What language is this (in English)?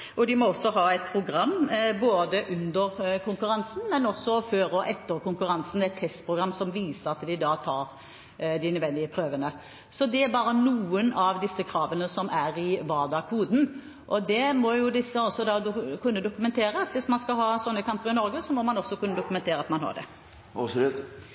Norwegian Bokmål